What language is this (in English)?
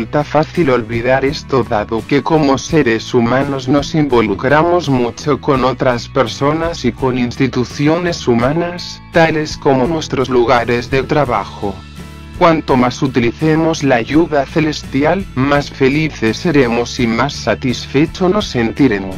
Spanish